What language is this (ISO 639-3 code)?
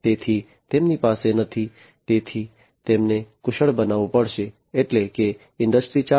guj